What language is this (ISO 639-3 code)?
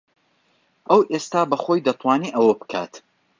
ckb